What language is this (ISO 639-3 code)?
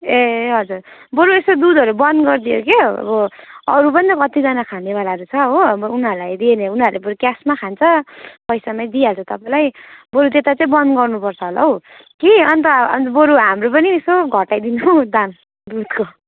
nep